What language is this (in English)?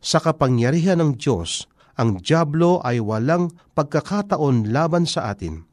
Filipino